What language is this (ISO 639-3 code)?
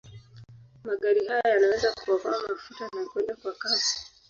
swa